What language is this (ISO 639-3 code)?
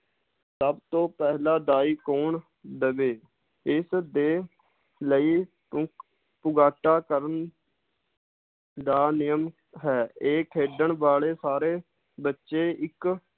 pan